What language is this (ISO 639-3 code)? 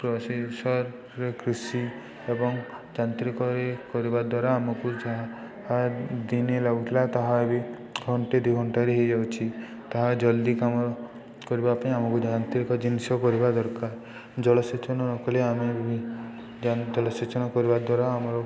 ori